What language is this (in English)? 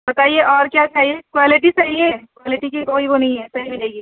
Urdu